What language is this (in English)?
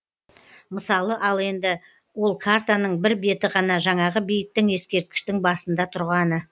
Kazakh